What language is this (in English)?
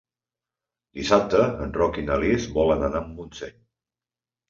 Catalan